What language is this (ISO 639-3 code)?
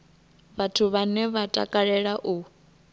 ven